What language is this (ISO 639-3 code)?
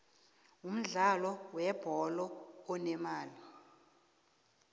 nbl